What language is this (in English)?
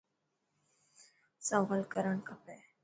Dhatki